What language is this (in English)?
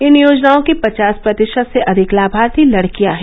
Hindi